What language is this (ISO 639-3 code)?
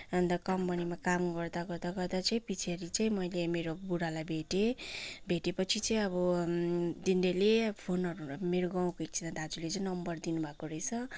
nep